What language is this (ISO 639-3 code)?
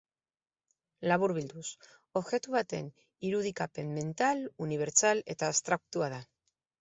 eus